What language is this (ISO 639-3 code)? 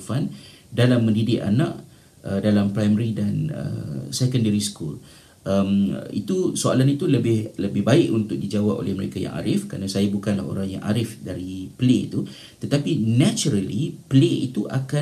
msa